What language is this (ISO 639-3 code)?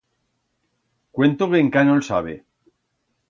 arg